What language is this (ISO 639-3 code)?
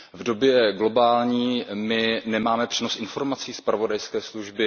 ces